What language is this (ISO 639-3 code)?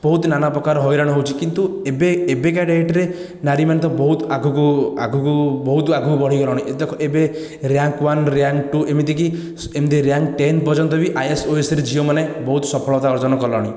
ori